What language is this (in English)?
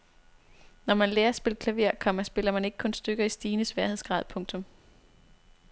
Danish